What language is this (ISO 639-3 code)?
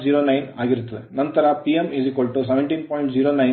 kan